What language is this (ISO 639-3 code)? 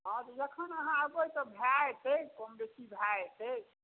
mai